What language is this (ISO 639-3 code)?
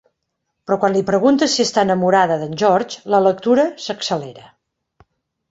cat